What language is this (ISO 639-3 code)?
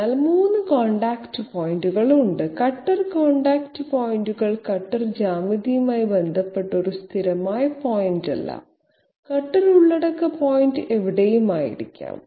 mal